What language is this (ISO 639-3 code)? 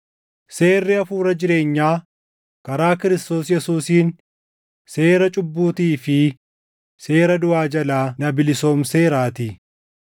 orm